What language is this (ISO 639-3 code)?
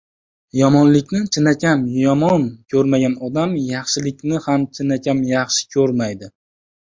uzb